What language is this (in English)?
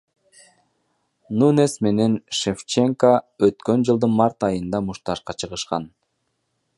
Kyrgyz